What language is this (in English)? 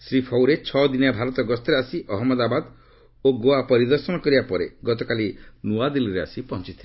Odia